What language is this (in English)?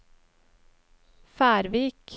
Norwegian